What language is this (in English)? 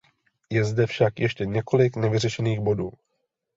Czech